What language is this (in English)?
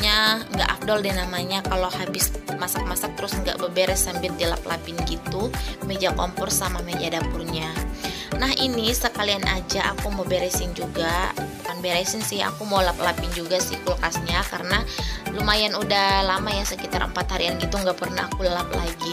Indonesian